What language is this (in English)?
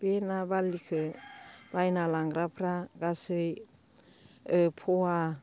Bodo